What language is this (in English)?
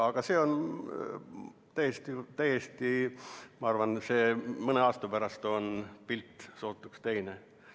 Estonian